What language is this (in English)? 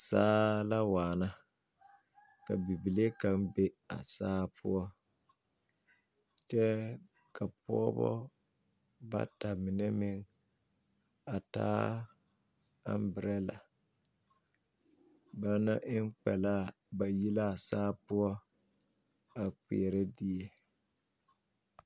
Southern Dagaare